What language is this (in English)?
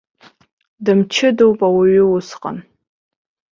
Abkhazian